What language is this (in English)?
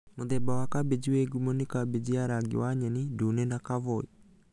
Kikuyu